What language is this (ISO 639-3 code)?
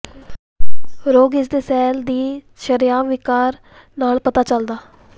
pan